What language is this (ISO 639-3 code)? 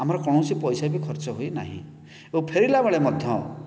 ori